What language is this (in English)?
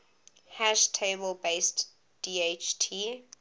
English